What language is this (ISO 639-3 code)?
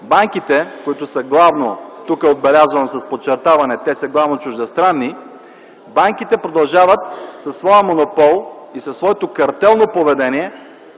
bul